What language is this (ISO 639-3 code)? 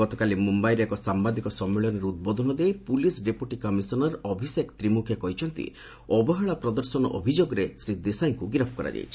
ori